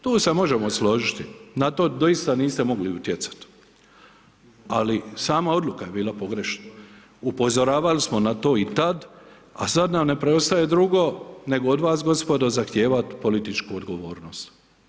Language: Croatian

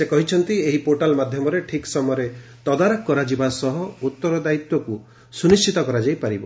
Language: Odia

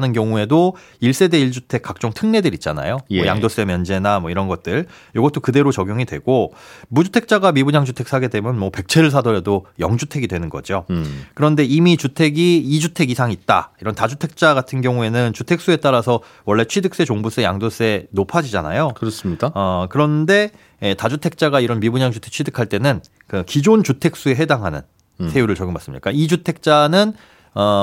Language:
Korean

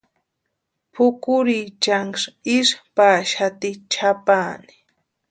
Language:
Western Highland Purepecha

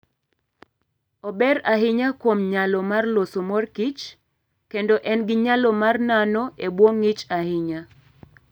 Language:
Luo (Kenya and Tanzania)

